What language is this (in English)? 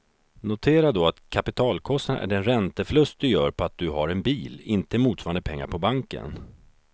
Swedish